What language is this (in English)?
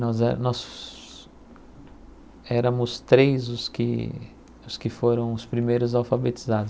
Portuguese